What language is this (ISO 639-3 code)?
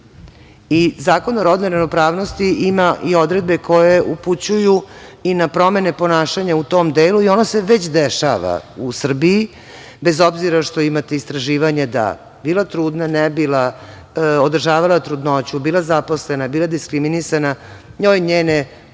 srp